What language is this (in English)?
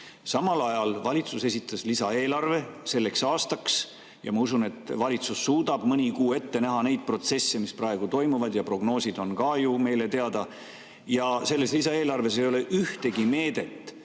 Estonian